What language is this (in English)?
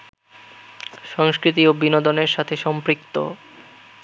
Bangla